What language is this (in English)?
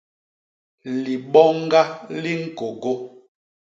Basaa